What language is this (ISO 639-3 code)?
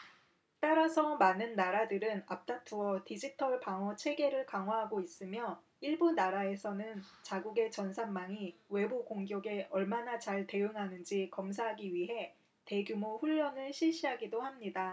kor